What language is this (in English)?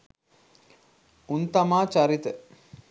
Sinhala